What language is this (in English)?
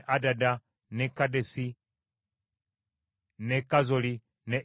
Ganda